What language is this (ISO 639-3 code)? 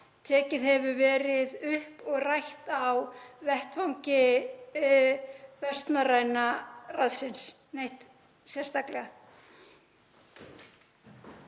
isl